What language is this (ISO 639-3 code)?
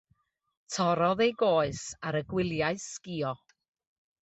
cym